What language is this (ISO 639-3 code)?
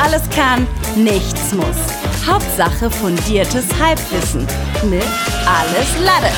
deu